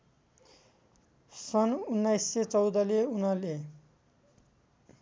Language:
Nepali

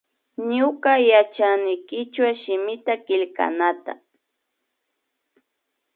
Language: Imbabura Highland Quichua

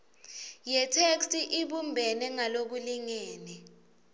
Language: Swati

